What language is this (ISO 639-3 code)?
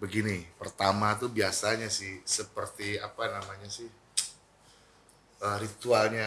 ind